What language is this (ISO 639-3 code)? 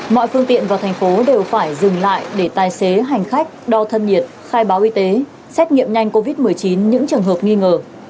vie